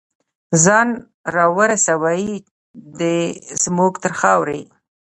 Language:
Pashto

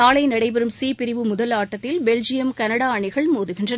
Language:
Tamil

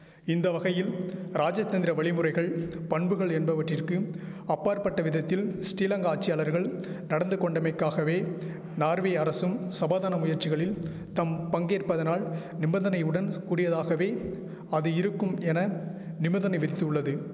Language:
Tamil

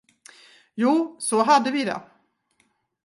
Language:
Swedish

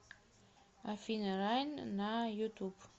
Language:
Russian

